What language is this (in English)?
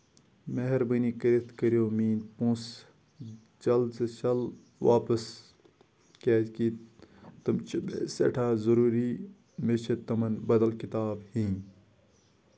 Kashmiri